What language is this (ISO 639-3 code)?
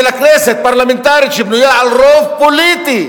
heb